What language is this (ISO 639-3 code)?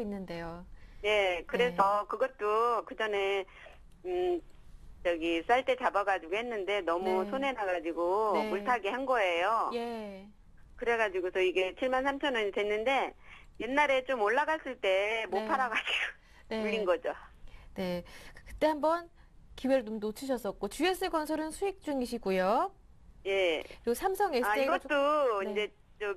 kor